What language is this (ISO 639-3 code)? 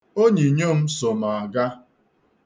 ibo